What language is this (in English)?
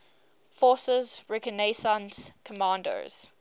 English